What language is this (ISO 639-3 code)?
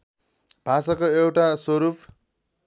nep